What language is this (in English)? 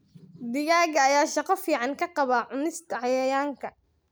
Somali